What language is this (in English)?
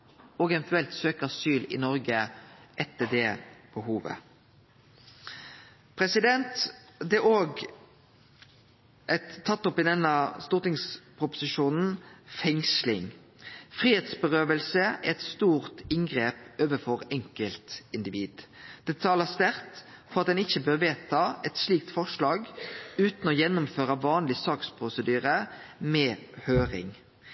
Norwegian Nynorsk